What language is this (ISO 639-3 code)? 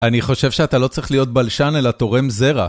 heb